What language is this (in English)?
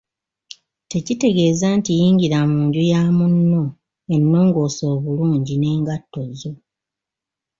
Ganda